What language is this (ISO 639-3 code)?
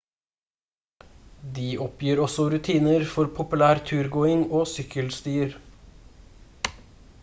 nob